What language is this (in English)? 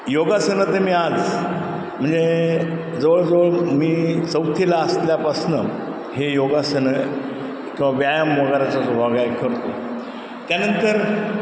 Marathi